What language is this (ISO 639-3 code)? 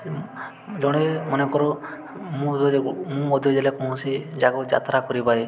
ori